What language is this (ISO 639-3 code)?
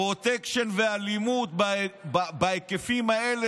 heb